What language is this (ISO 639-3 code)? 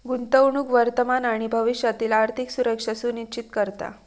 mar